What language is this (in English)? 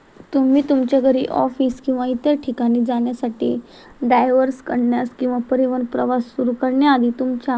Marathi